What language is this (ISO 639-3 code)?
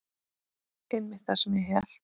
isl